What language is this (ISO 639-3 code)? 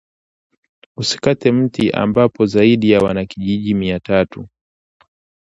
swa